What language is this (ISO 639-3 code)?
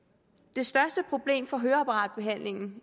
dan